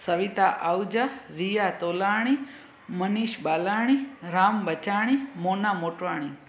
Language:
Sindhi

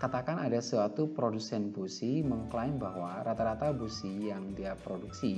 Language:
Indonesian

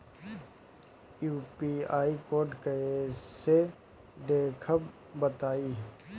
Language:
Bhojpuri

